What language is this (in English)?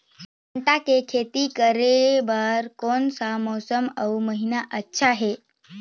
Chhattisgarhi